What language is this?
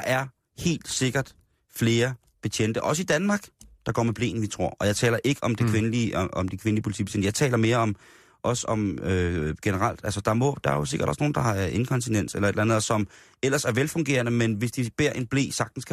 Danish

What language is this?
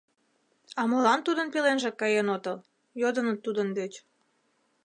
Mari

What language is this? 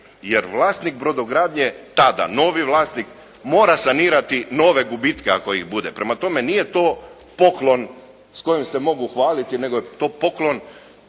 Croatian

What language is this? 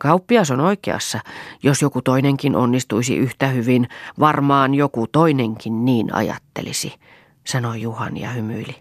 Finnish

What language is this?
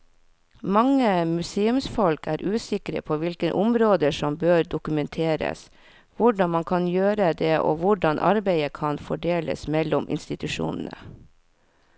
Norwegian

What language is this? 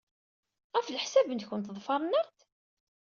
Kabyle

